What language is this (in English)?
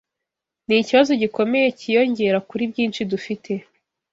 Kinyarwanda